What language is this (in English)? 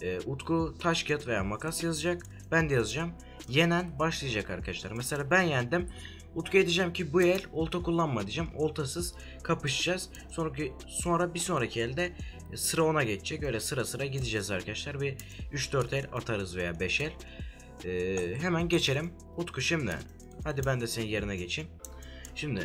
Turkish